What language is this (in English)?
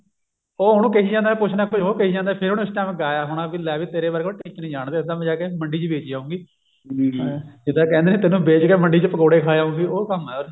Punjabi